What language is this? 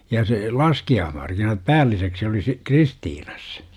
Finnish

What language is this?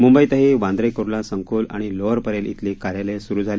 Marathi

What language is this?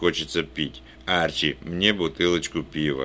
Russian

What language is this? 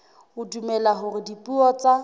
Southern Sotho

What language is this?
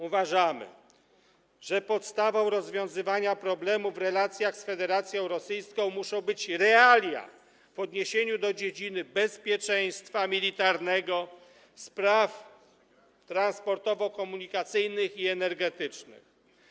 Polish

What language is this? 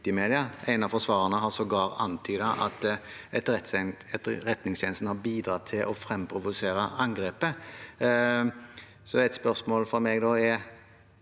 Norwegian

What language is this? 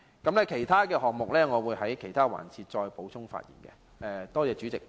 Cantonese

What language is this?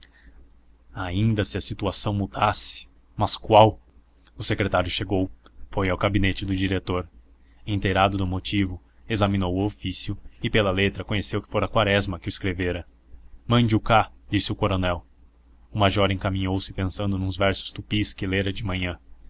Portuguese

